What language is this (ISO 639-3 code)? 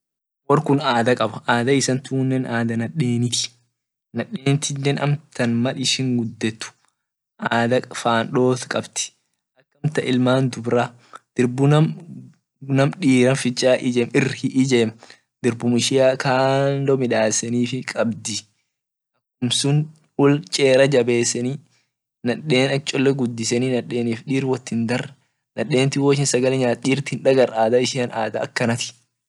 orc